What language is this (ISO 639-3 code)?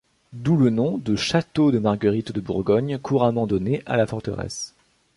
fra